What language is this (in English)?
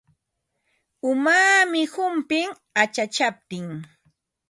Ambo-Pasco Quechua